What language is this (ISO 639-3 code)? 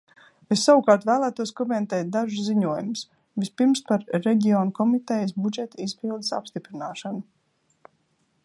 lav